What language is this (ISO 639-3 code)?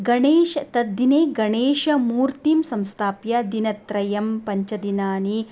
san